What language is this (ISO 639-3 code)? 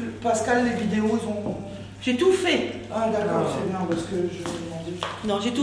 fra